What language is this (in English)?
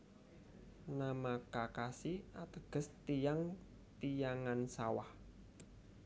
Javanese